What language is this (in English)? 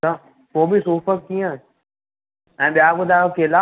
Sindhi